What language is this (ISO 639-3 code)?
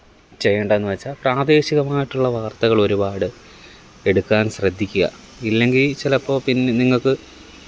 mal